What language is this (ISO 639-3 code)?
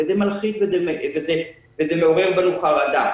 heb